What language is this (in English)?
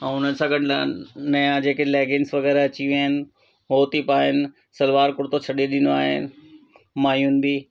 Sindhi